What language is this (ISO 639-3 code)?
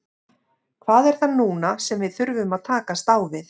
isl